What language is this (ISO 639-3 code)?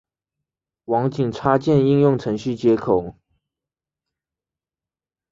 zho